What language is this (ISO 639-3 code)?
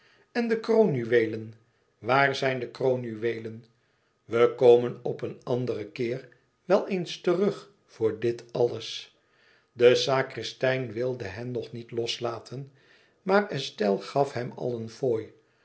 nld